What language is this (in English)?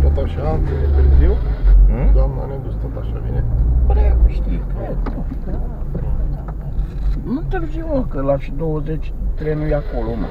Romanian